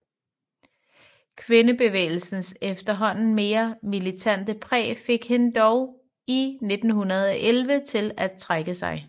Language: Danish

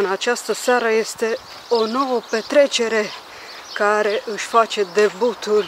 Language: Romanian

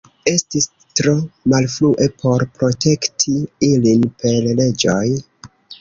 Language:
Esperanto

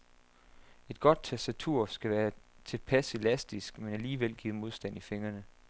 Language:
Danish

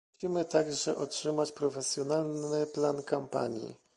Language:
Polish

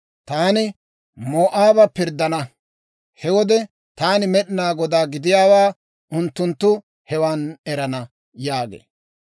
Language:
Dawro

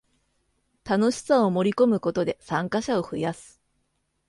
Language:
Japanese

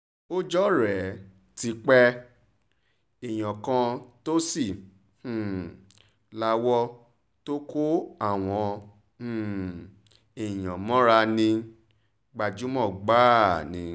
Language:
Yoruba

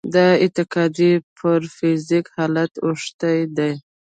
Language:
Pashto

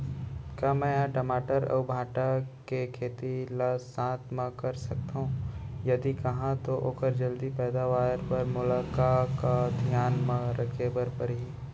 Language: Chhattisgarhi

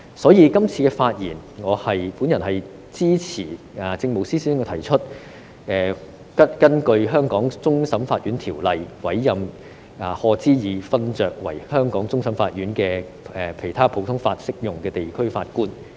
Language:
Cantonese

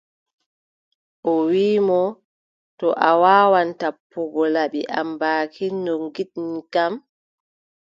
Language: Adamawa Fulfulde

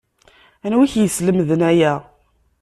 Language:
Kabyle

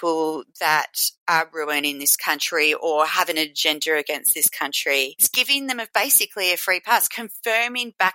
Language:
English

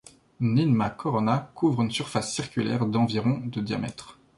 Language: French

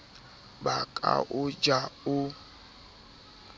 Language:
Southern Sotho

